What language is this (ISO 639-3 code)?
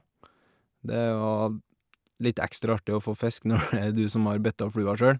nor